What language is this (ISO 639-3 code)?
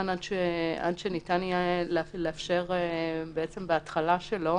heb